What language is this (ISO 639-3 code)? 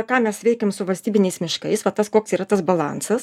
lit